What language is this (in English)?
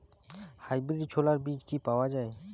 Bangla